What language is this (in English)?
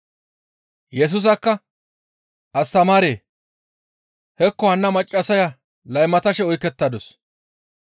Gamo